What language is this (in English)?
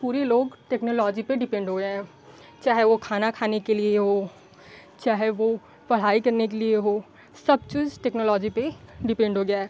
Hindi